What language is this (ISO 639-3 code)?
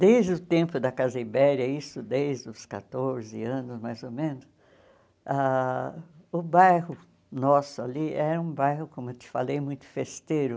por